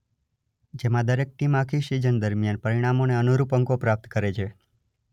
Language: Gujarati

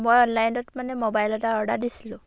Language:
Assamese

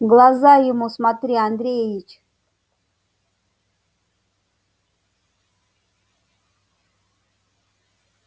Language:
Russian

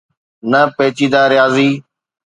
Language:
Sindhi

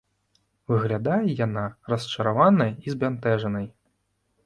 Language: Belarusian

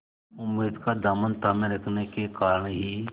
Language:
Hindi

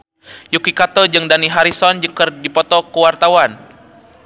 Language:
Sundanese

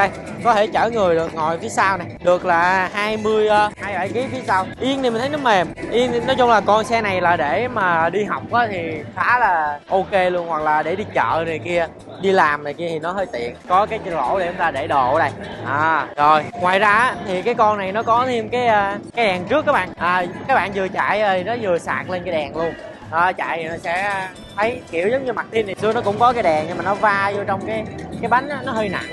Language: Vietnamese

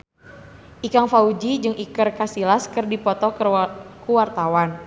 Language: Sundanese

